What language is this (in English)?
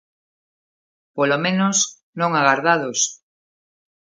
Galician